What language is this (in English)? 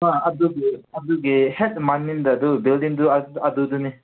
Manipuri